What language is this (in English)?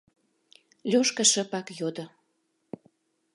Mari